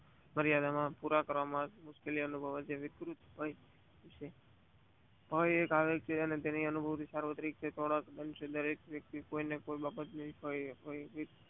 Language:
Gujarati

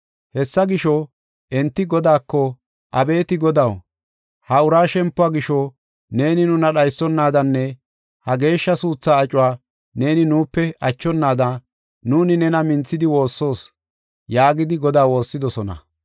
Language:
Gofa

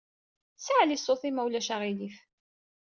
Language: Kabyle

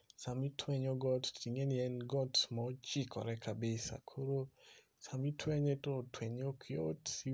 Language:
Luo (Kenya and Tanzania)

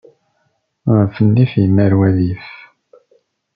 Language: Kabyle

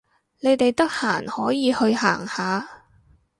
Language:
Cantonese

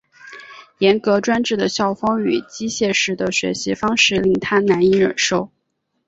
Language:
Chinese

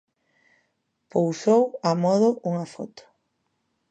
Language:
Galician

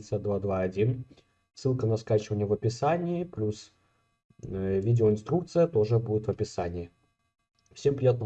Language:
Russian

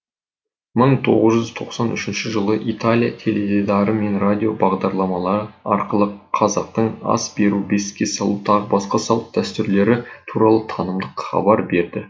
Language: Kazakh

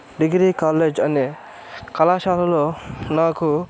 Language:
Telugu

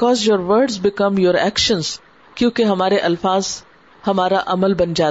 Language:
Urdu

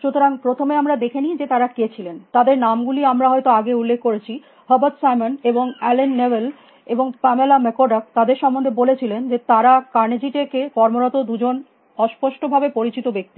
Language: Bangla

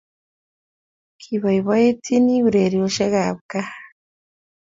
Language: Kalenjin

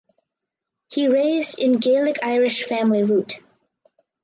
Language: English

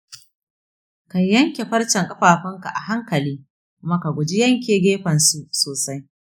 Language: Hausa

